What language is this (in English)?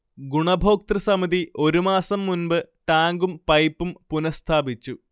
Malayalam